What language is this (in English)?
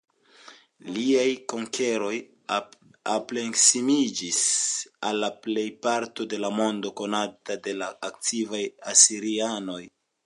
Esperanto